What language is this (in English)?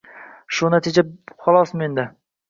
Uzbek